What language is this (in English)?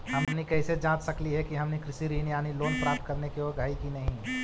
Magahi